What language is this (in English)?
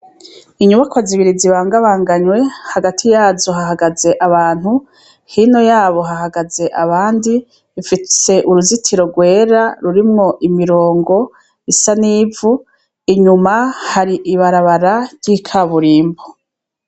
Rundi